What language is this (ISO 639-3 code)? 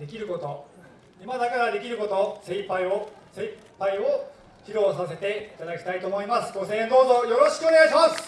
jpn